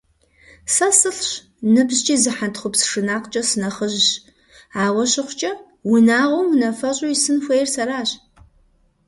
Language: Kabardian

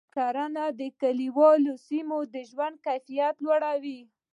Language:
Pashto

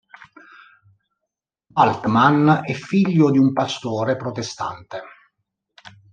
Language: Italian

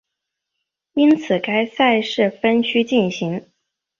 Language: Chinese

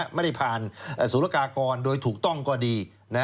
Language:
Thai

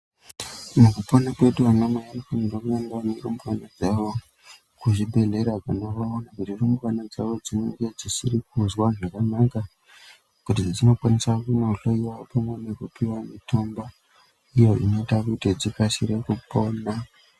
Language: Ndau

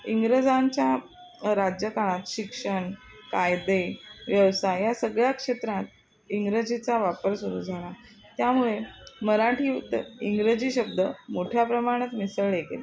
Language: Marathi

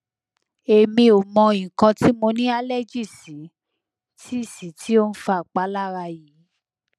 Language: Yoruba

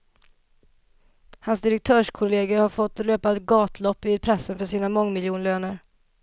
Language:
Swedish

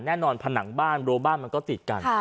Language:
Thai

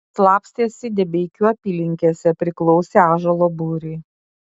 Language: Lithuanian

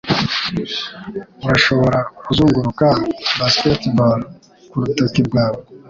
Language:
Kinyarwanda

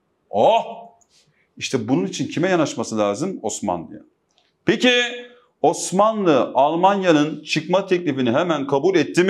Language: Turkish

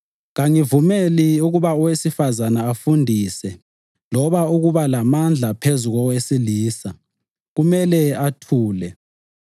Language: North Ndebele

